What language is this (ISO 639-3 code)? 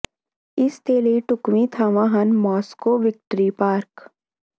pan